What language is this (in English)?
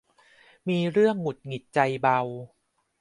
Thai